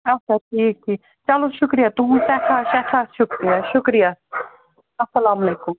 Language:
Kashmiri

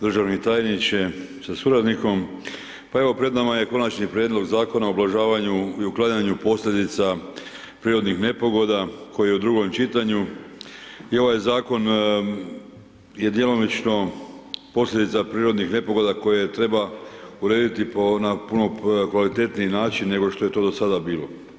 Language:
Croatian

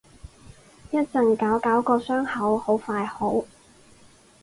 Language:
Cantonese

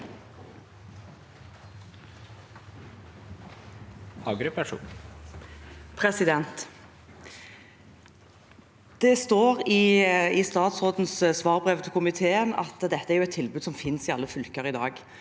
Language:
Norwegian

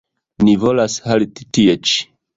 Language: Esperanto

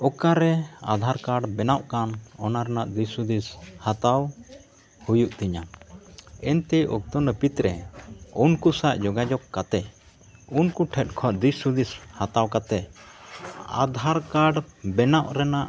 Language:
Santali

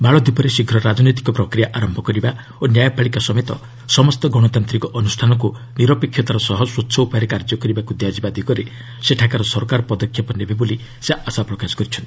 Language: Odia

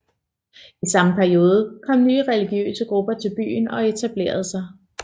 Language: Danish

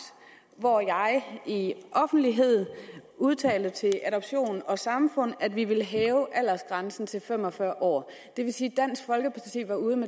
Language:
Danish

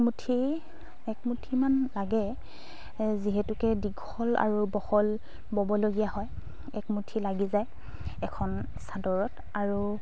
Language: Assamese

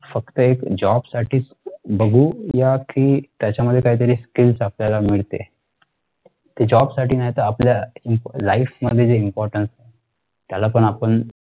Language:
Marathi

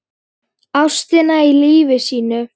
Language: Icelandic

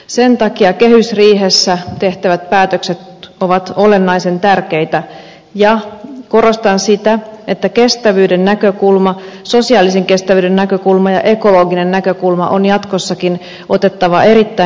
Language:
Finnish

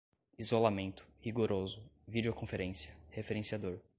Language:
Portuguese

